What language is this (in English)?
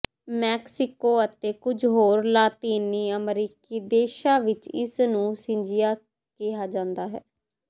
Punjabi